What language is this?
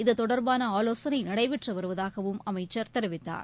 Tamil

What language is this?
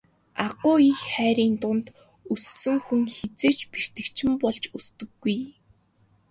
Mongolian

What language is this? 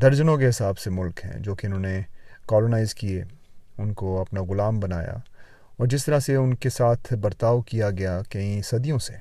Swahili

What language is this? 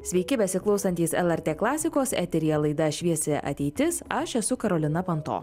Lithuanian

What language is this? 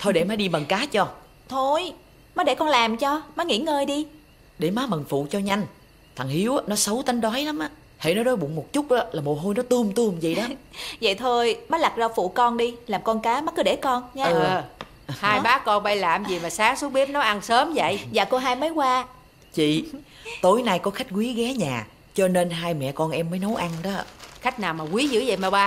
Vietnamese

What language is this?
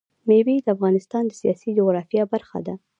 Pashto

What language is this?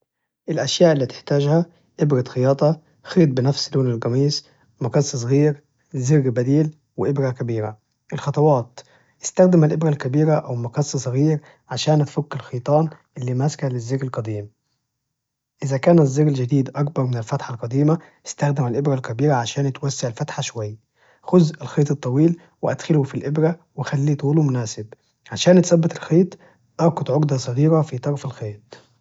Najdi Arabic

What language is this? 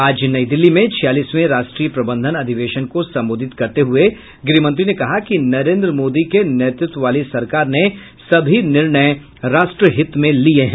Hindi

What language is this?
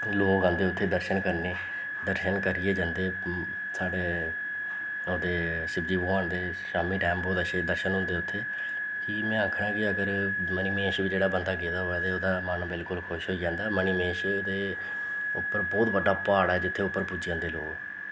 Dogri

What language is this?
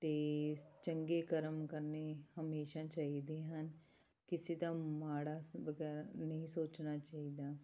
Punjabi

